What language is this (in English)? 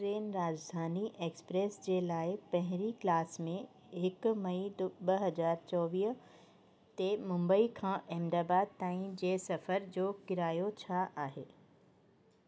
Sindhi